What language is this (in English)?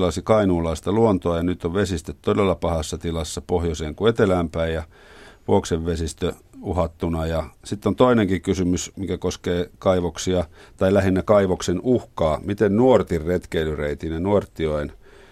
Finnish